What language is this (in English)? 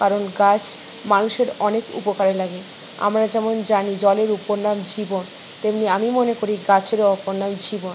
Bangla